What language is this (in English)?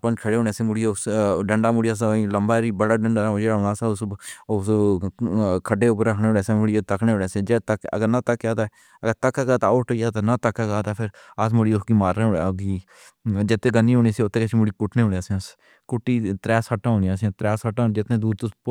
Pahari-Potwari